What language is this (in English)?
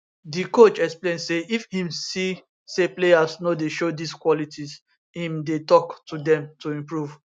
Nigerian Pidgin